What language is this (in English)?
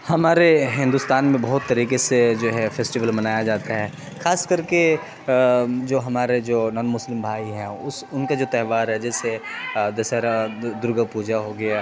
Urdu